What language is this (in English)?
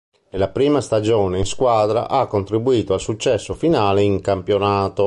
Italian